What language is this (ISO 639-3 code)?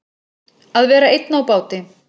isl